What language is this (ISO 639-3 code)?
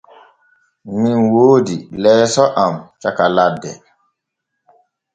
fue